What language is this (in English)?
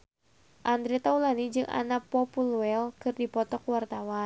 Sundanese